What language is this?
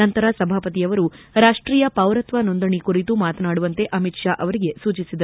Kannada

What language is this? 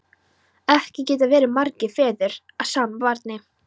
Icelandic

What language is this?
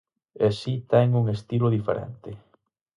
Galician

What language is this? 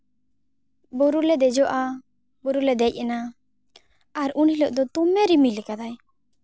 Santali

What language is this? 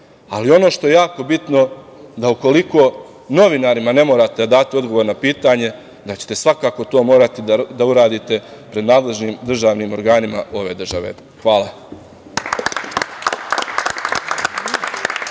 Serbian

